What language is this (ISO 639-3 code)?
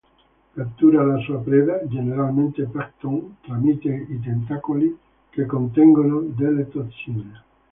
ita